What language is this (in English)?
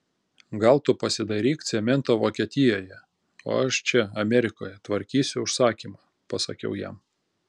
Lithuanian